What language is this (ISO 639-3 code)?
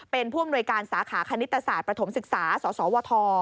tha